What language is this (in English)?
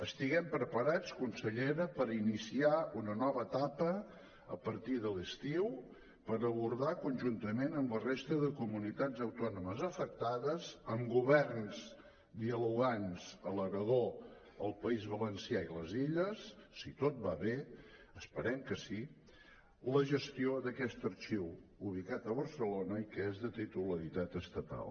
Catalan